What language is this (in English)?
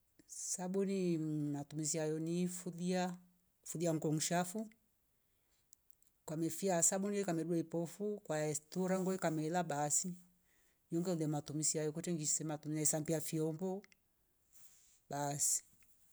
Rombo